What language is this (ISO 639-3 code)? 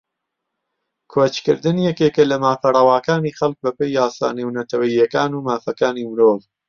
ckb